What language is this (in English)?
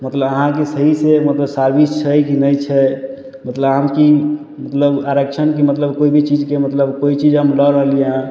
Maithili